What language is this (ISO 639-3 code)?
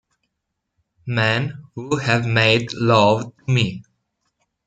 ita